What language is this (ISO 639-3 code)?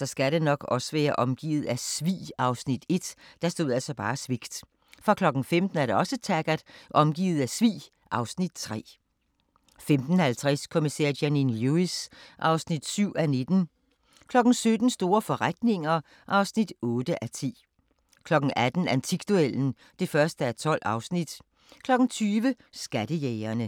dan